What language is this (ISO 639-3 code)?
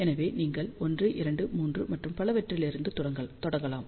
tam